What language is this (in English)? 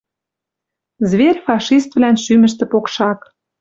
Western Mari